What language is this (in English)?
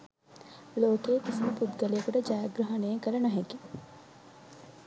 Sinhala